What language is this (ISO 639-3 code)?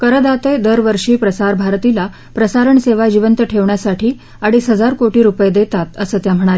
mar